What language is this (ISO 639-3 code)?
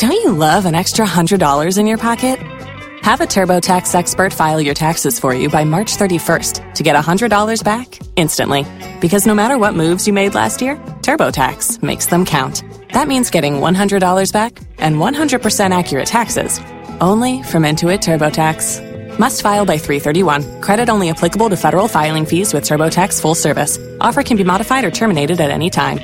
swa